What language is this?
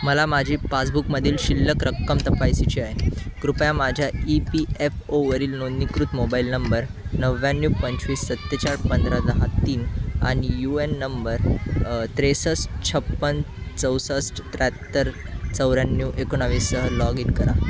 Marathi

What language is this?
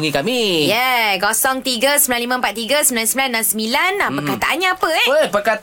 Malay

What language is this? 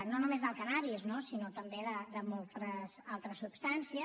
Catalan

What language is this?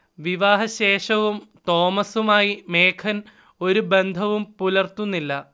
Malayalam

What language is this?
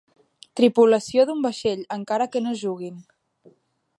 Catalan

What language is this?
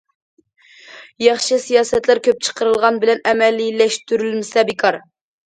Uyghur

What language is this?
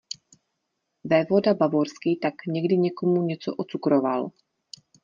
Czech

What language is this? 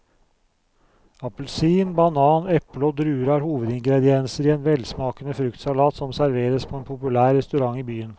Norwegian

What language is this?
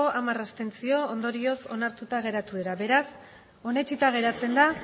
Basque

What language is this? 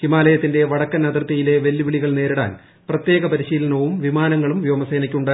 Malayalam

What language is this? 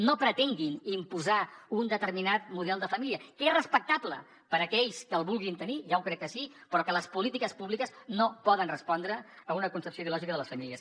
Catalan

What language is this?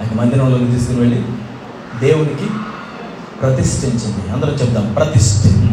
Telugu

